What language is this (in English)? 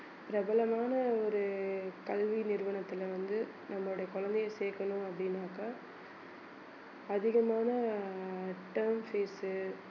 Tamil